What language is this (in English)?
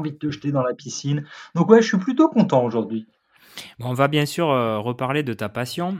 French